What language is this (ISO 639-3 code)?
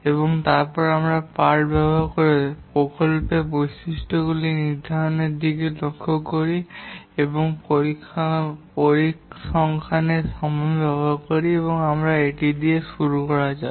ben